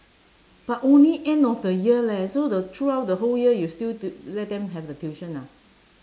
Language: English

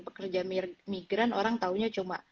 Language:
Indonesian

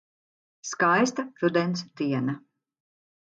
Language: Latvian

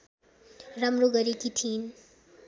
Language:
Nepali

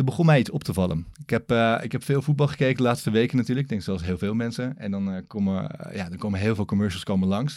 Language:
Dutch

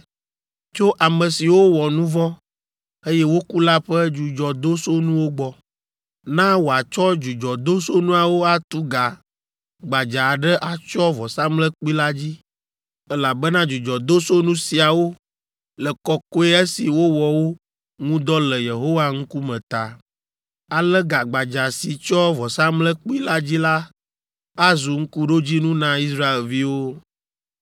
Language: Ewe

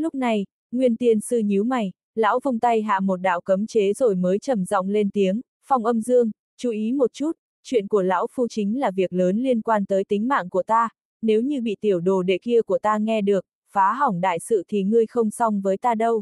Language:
Vietnamese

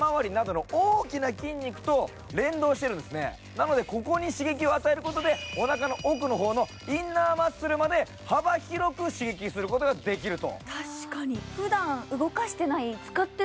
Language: Japanese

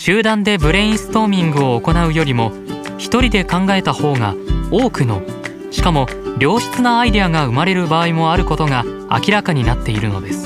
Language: Japanese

